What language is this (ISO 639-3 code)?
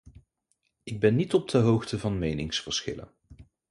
nld